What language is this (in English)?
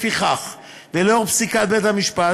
Hebrew